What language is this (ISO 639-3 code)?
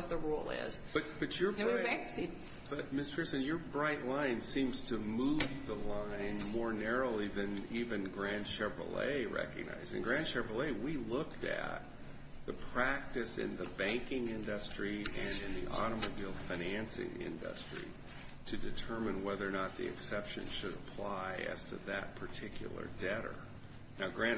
eng